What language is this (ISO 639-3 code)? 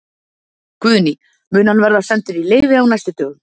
isl